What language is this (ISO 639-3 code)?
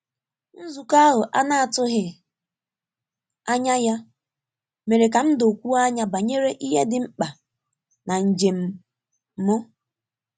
ibo